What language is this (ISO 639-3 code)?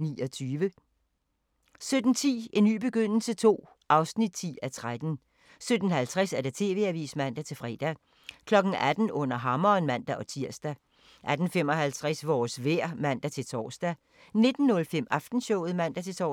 dan